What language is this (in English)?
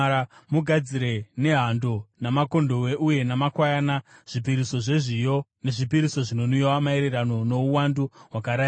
Shona